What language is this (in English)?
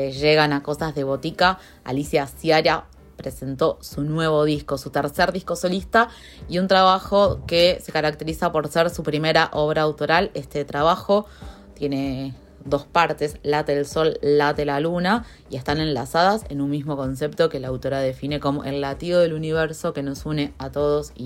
Spanish